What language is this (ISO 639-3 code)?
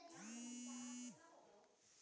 hne